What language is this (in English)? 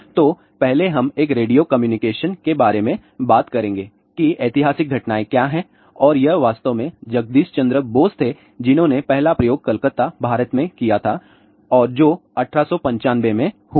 Hindi